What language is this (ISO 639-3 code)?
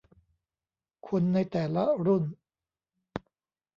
tha